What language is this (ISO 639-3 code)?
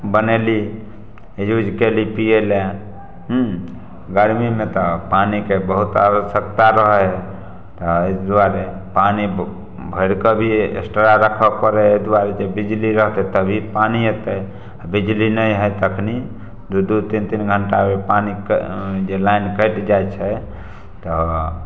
mai